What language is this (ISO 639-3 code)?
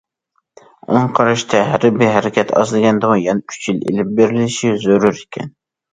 uig